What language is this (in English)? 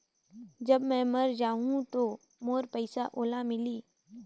Chhattisgarhi